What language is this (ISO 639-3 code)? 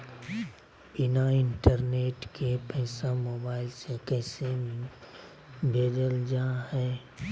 mag